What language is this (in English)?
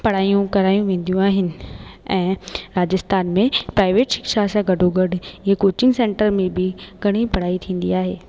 Sindhi